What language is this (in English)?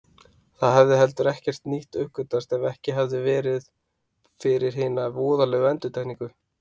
Icelandic